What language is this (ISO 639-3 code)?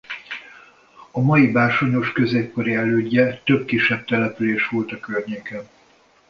hun